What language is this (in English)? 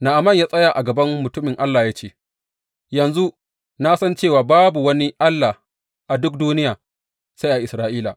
Hausa